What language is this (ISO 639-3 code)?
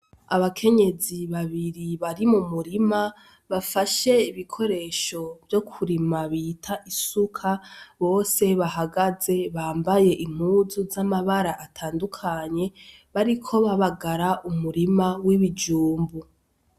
run